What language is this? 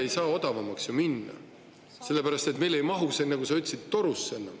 Estonian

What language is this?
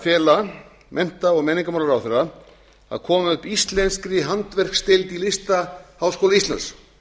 Icelandic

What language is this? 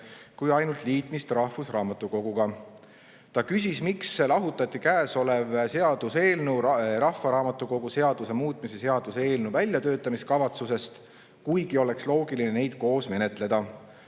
Estonian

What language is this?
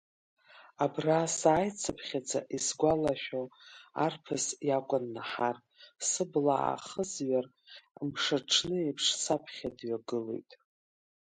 Abkhazian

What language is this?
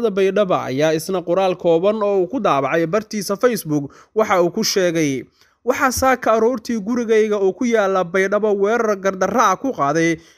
Arabic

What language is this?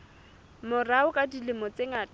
Southern Sotho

